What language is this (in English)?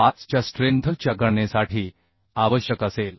Marathi